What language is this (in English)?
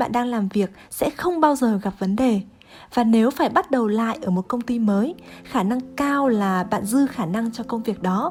Vietnamese